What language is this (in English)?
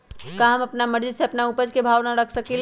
Magahi